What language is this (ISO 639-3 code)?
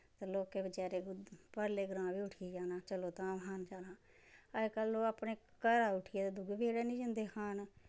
doi